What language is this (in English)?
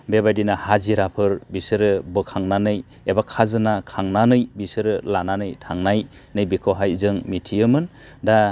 Bodo